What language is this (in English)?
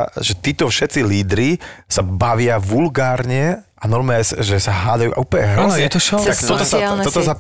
Slovak